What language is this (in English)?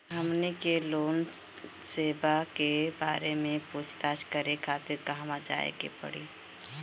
Bhojpuri